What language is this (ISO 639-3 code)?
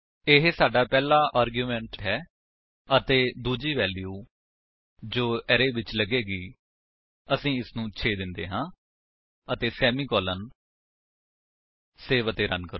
pan